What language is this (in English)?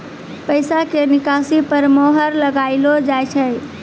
Maithili